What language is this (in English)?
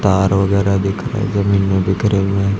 Hindi